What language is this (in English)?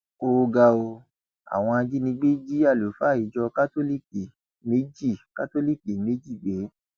Yoruba